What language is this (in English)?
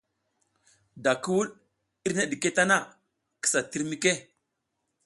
South Giziga